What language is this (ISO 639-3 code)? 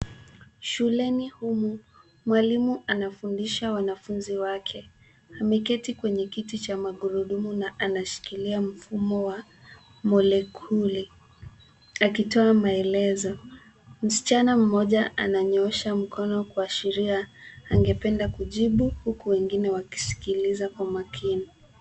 swa